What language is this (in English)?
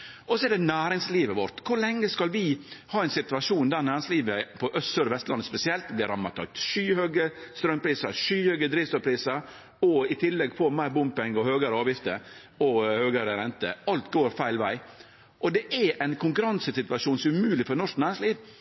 Norwegian Nynorsk